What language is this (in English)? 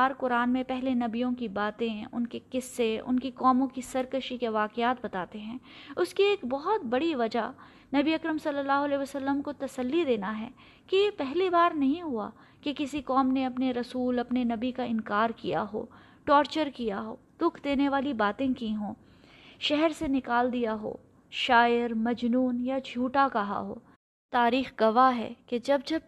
Urdu